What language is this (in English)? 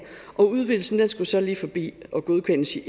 Danish